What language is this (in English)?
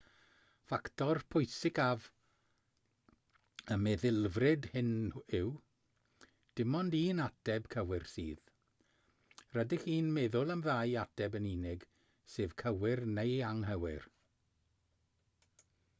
Welsh